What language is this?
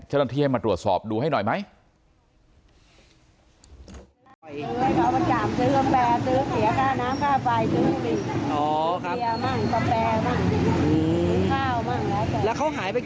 Thai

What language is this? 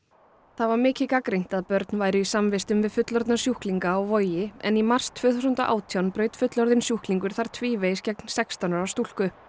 Icelandic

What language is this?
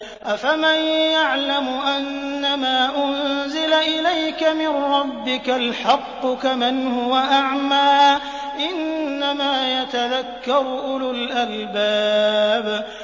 Arabic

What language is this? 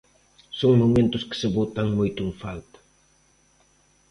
Galician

